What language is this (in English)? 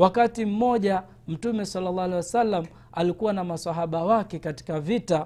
Swahili